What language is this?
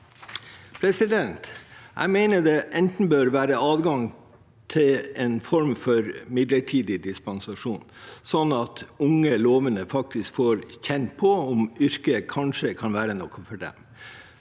Norwegian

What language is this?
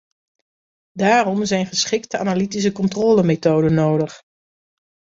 Dutch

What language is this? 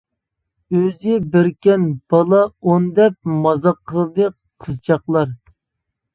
Uyghur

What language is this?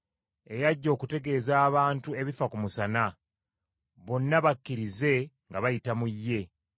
Ganda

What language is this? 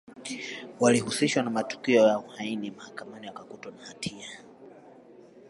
Swahili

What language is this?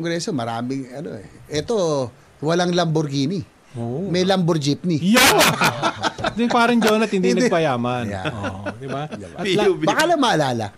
Filipino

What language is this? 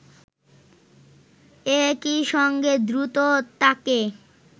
Bangla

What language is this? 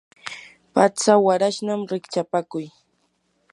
Yanahuanca Pasco Quechua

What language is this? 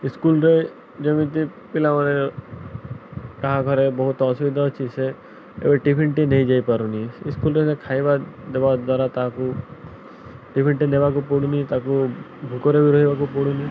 Odia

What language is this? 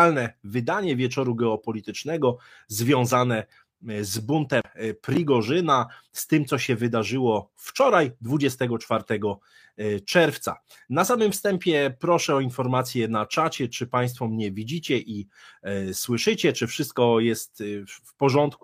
Polish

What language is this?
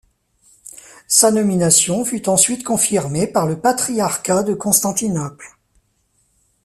French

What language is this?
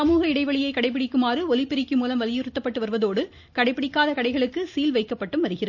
Tamil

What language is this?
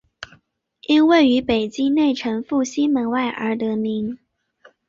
Chinese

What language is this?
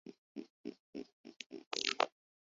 Urdu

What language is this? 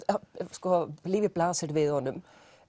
Icelandic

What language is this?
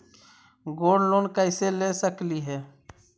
Magahi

